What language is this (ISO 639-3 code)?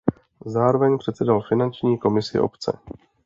ces